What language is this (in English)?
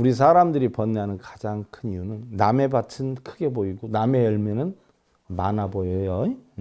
Korean